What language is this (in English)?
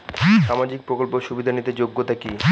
Bangla